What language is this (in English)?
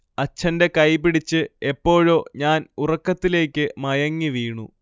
Malayalam